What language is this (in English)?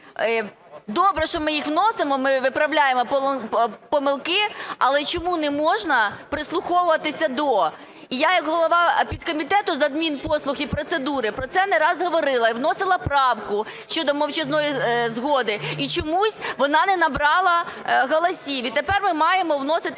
Ukrainian